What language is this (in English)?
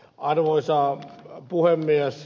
Finnish